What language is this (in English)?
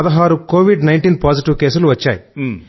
Telugu